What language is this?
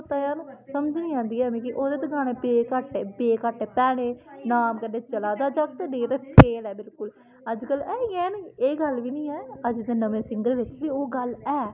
Dogri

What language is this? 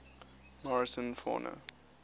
English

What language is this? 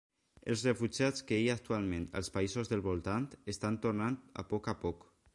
Catalan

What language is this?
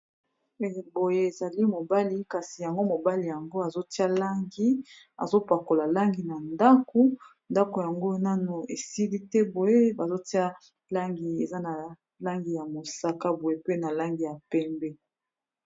Lingala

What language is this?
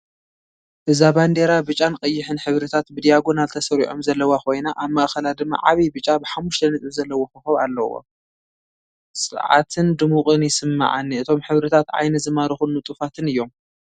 Tigrinya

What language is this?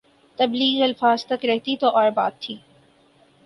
Urdu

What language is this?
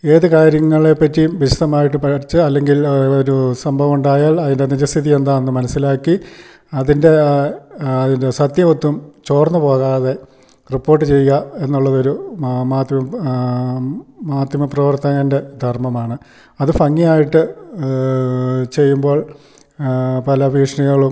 Malayalam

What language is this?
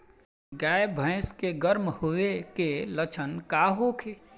Bhojpuri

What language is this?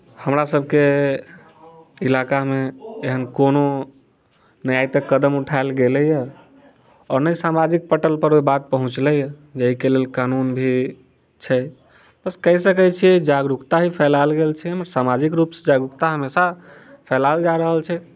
Maithili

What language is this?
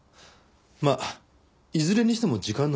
Japanese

